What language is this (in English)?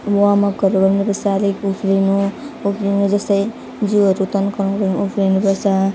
Nepali